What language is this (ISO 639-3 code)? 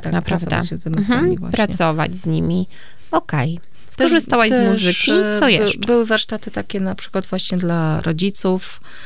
pol